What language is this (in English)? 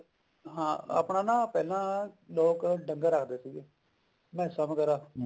Punjabi